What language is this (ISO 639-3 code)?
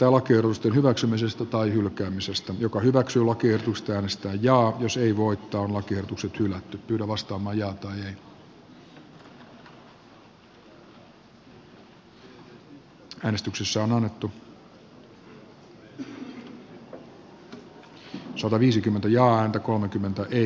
fin